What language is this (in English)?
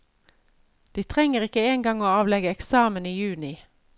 Norwegian